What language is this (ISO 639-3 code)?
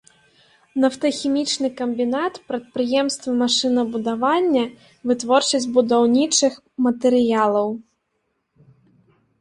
bel